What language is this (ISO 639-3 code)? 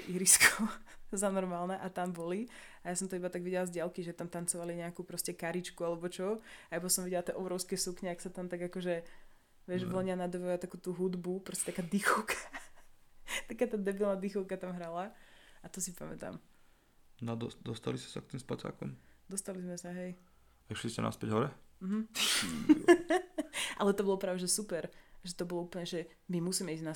slk